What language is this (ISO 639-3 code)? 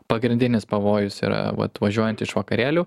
lit